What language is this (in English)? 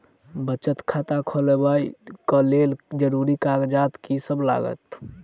Maithili